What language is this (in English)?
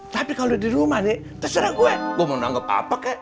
Indonesian